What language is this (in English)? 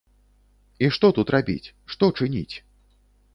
Belarusian